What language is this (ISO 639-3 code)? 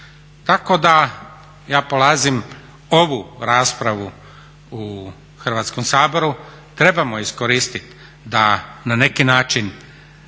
hrv